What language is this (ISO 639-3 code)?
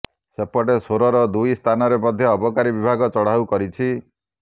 ori